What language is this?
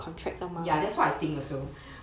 English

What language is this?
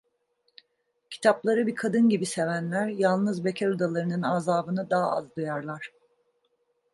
Turkish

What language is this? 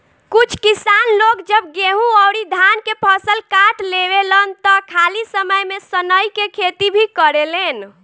Bhojpuri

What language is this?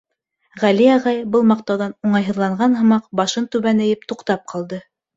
Bashkir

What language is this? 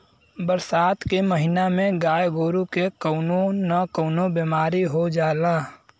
Bhojpuri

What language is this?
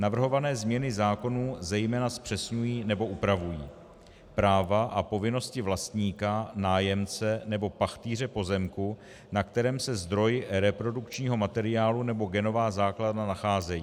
Czech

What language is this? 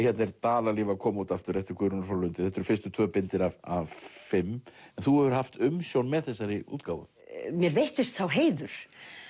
Icelandic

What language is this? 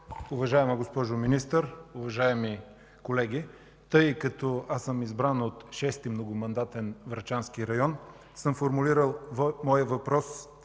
Bulgarian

